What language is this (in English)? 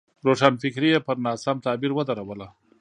Pashto